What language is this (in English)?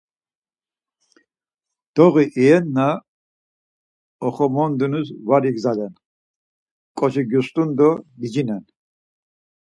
Laz